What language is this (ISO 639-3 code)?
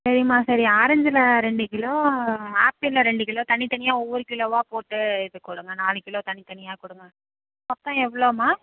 tam